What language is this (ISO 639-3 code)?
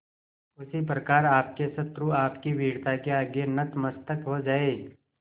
hin